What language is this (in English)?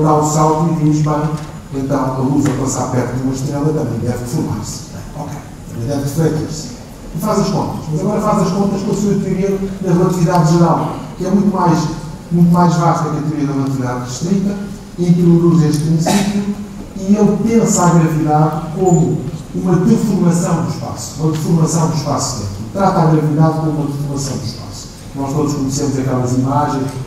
Portuguese